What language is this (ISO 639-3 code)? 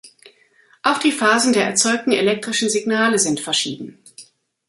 deu